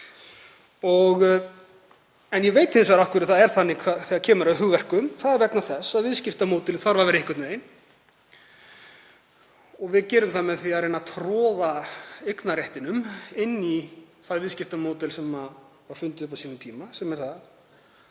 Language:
Icelandic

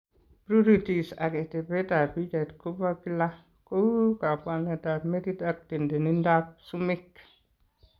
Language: Kalenjin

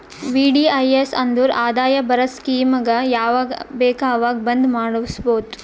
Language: Kannada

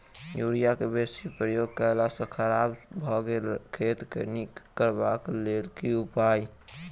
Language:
Maithili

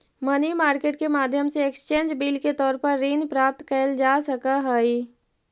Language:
Magahi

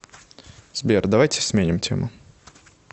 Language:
Russian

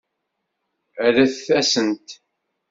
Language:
Kabyle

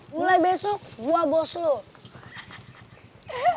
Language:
Indonesian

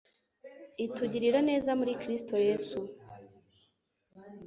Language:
Kinyarwanda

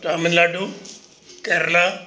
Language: Sindhi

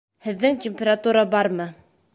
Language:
Bashkir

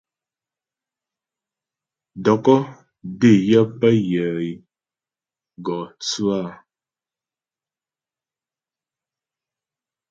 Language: Ghomala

